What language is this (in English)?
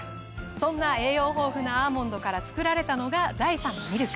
Japanese